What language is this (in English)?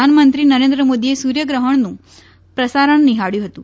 Gujarati